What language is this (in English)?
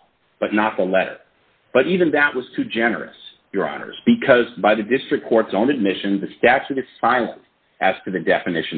English